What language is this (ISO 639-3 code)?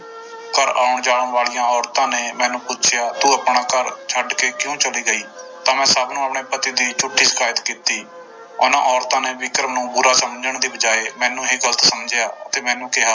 pan